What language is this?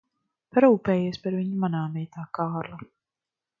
Latvian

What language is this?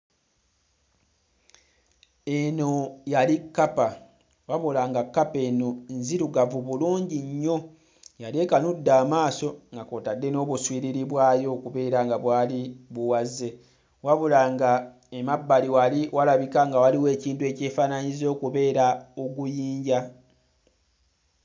Ganda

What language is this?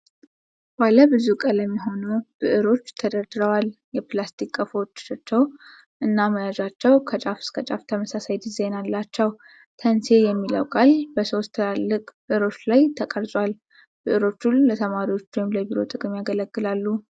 Amharic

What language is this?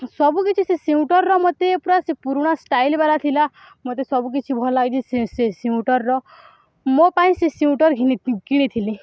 Odia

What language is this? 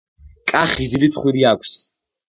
Georgian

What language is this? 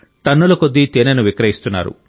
Telugu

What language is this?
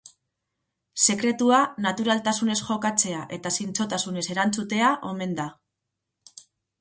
Basque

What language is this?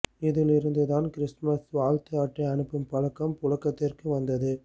Tamil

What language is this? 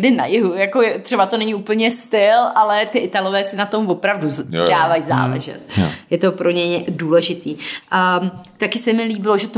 Czech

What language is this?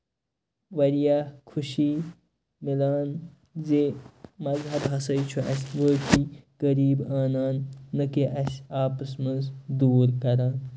Kashmiri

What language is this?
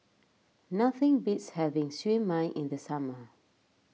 English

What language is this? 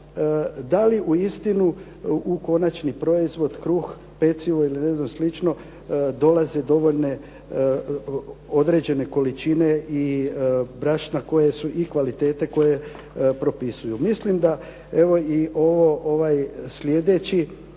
Croatian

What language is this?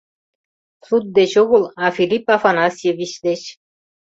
Mari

